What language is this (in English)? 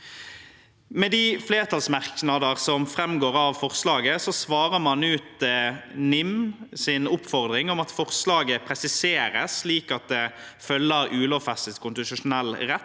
Norwegian